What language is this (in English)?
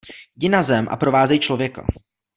Czech